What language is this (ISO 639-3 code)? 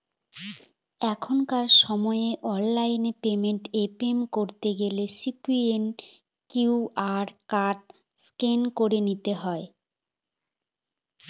ben